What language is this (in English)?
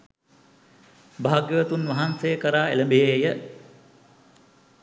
Sinhala